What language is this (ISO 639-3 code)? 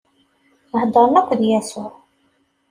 kab